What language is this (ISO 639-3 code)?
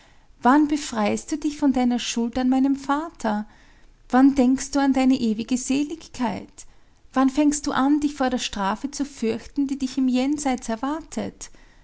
deu